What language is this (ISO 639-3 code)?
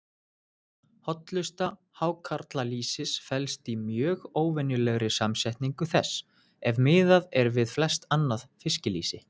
isl